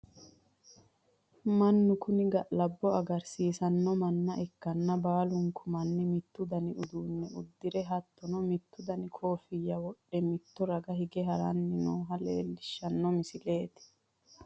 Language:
Sidamo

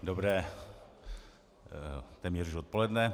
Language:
Czech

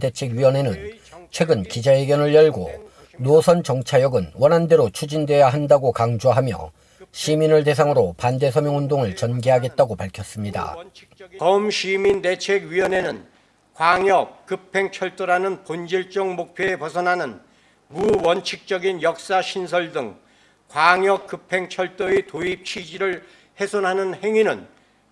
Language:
Korean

